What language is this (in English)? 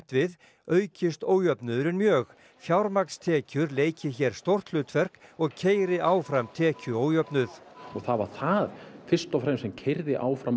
Icelandic